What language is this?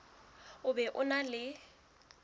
Southern Sotho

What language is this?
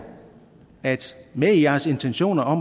Danish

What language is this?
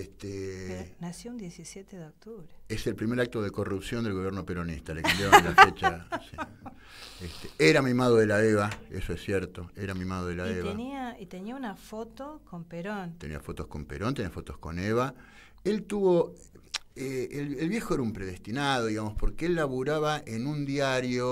Spanish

